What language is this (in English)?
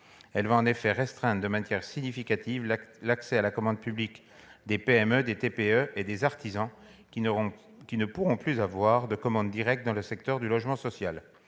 French